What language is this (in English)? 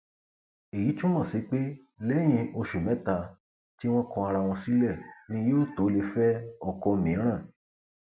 Yoruba